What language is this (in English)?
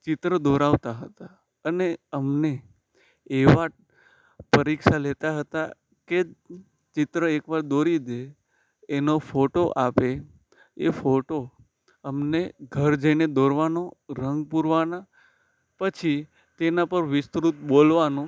Gujarati